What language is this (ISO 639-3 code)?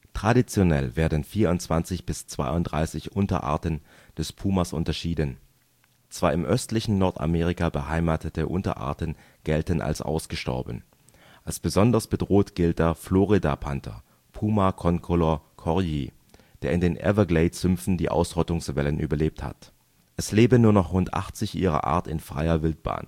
deu